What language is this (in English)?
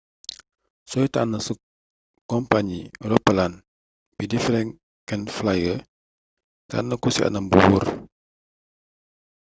Wolof